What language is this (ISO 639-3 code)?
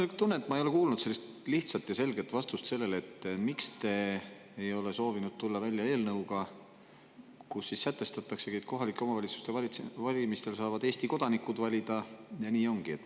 est